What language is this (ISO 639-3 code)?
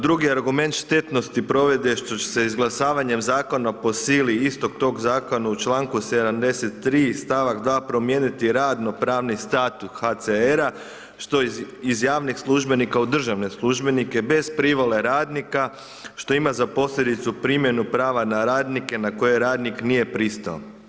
hrv